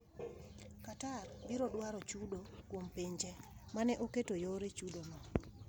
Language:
Luo (Kenya and Tanzania)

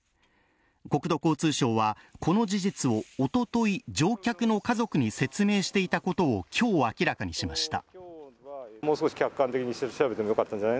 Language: Japanese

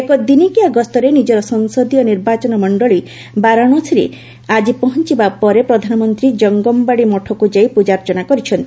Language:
Odia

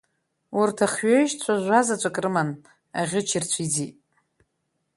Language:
Abkhazian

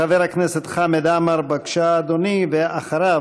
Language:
Hebrew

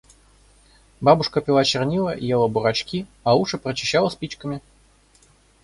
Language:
Russian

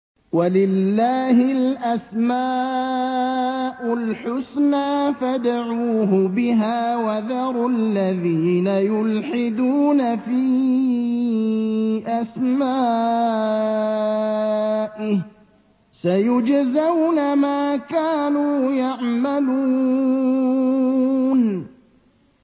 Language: Arabic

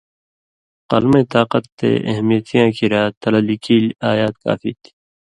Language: Indus Kohistani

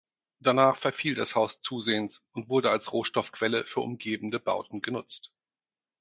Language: German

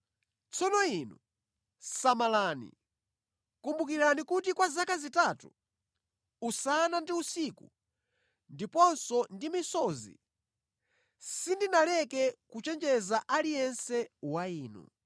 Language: Nyanja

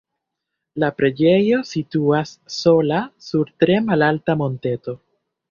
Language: Esperanto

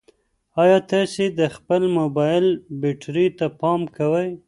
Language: Pashto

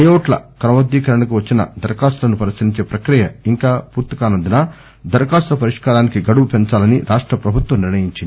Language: Telugu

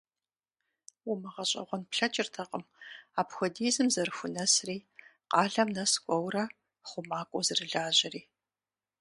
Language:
Kabardian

